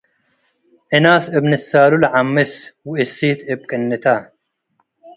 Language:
Tigre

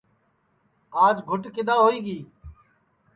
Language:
Sansi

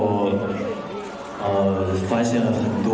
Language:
Thai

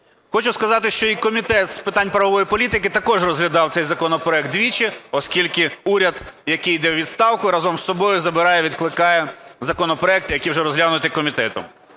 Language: Ukrainian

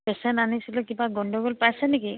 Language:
Assamese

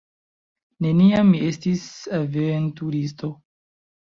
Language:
Esperanto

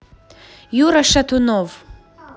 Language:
Russian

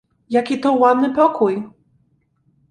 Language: Polish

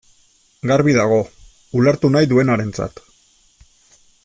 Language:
Basque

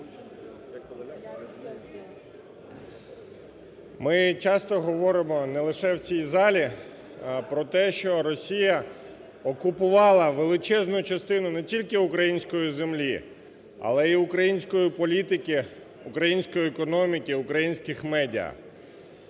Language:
Ukrainian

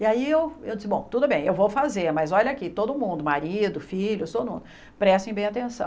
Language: Portuguese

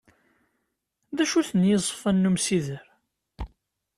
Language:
Kabyle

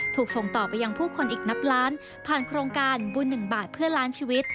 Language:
Thai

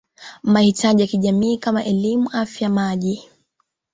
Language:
Swahili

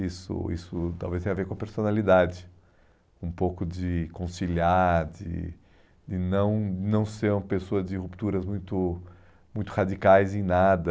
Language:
Portuguese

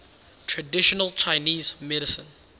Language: English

